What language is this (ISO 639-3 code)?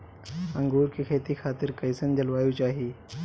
bho